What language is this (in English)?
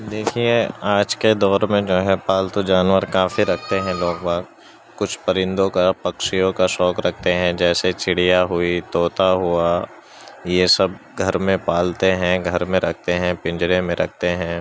Urdu